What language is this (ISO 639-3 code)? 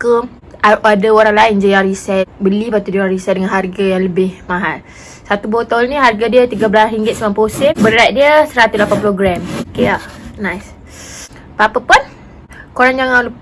msa